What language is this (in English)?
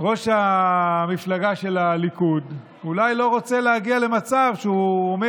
Hebrew